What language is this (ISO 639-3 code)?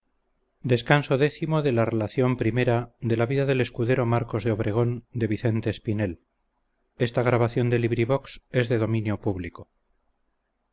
spa